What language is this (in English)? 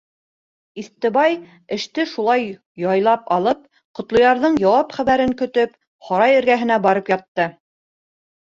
Bashkir